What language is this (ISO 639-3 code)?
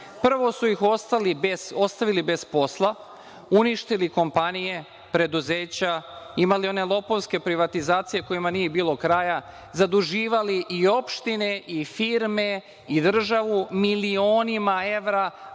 srp